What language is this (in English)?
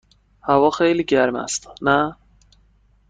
Persian